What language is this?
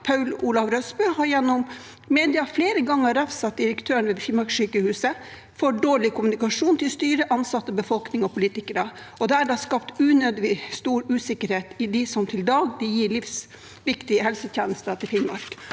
Norwegian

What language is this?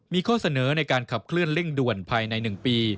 Thai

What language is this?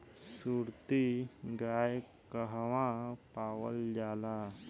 Bhojpuri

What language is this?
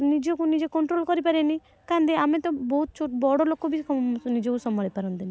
Odia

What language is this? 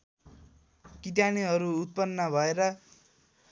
Nepali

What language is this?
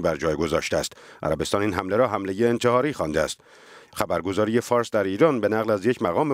Persian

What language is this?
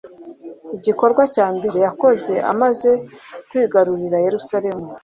Kinyarwanda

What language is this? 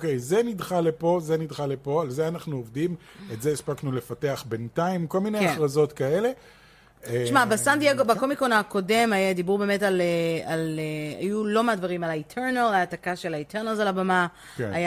Hebrew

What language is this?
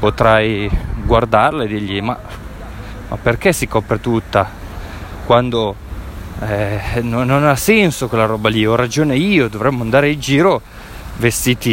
Italian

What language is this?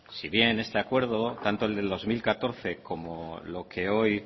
Spanish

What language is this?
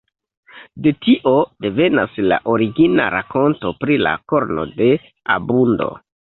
Esperanto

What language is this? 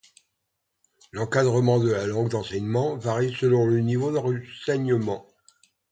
French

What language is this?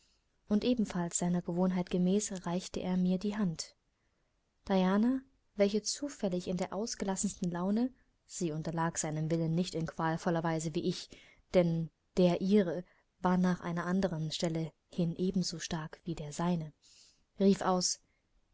German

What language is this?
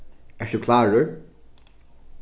Faroese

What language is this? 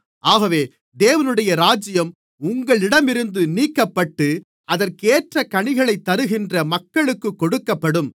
Tamil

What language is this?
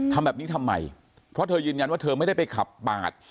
Thai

